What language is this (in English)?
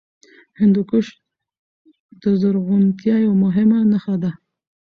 Pashto